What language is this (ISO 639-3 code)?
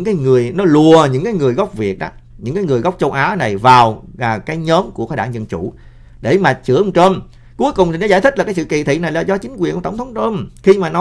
vie